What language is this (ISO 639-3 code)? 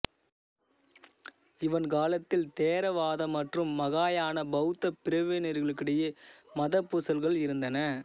tam